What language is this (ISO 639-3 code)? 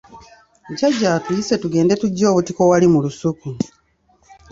lug